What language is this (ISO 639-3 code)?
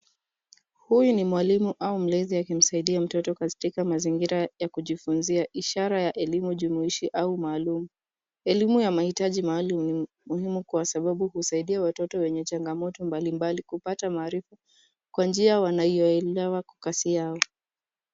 swa